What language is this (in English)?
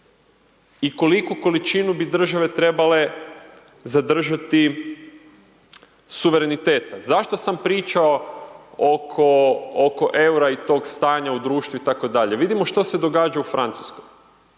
Croatian